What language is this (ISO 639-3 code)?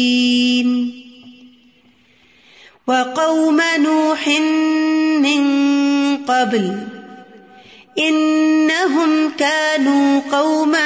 urd